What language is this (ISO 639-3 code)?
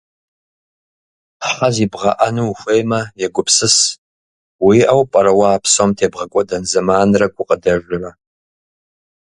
kbd